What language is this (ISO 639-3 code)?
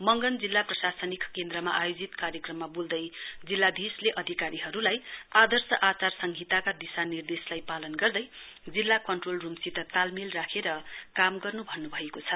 nep